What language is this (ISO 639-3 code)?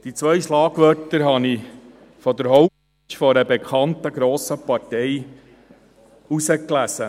gsw